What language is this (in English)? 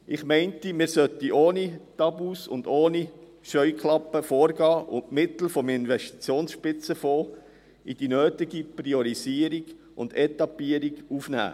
Swiss German